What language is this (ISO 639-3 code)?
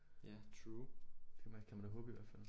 dan